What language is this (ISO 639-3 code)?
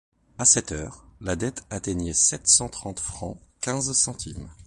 fra